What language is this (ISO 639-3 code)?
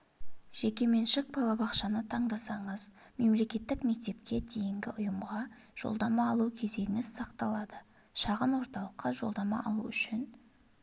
kaz